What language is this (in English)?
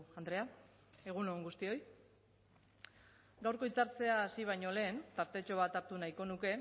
Basque